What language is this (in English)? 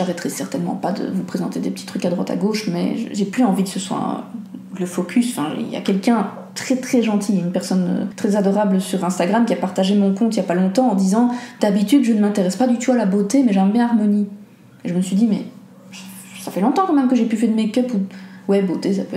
French